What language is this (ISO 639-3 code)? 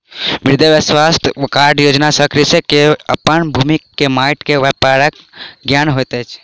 mai